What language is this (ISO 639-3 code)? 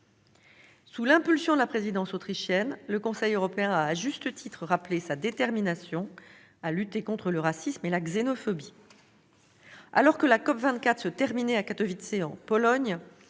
fra